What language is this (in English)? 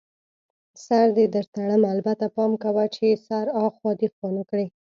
Pashto